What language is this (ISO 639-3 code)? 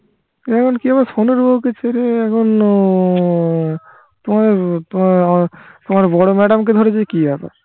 ben